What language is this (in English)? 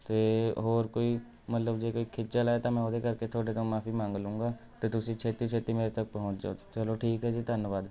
Punjabi